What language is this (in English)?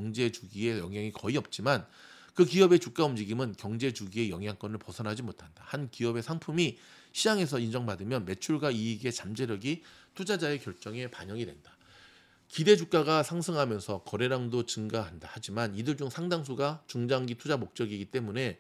Korean